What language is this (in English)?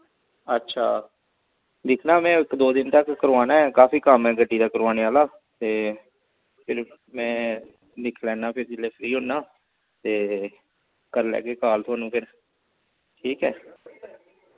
Dogri